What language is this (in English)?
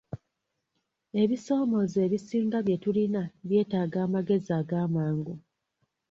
Ganda